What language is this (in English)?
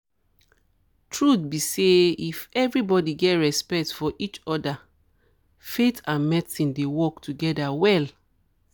Nigerian Pidgin